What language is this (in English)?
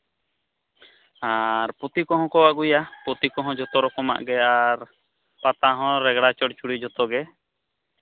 Santali